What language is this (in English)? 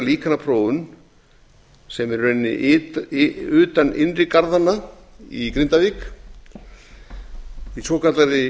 Icelandic